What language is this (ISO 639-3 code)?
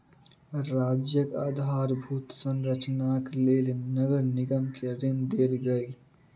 mai